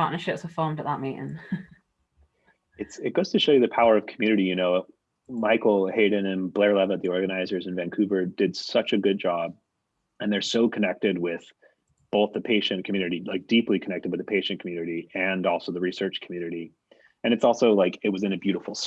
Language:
English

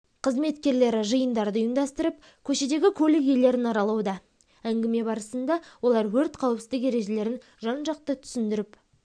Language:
Kazakh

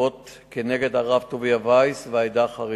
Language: Hebrew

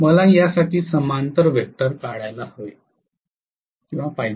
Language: Marathi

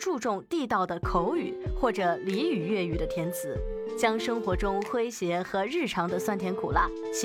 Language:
Chinese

